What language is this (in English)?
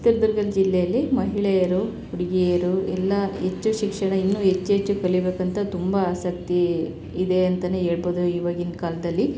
Kannada